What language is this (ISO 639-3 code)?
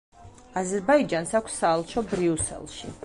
kat